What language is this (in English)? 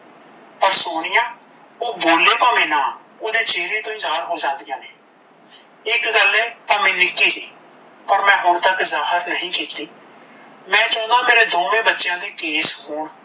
Punjabi